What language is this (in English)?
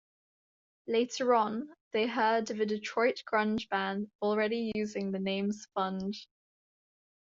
English